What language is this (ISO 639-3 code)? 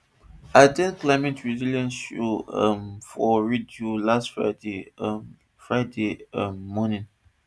pcm